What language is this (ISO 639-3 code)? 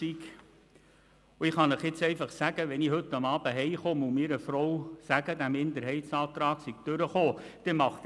gsw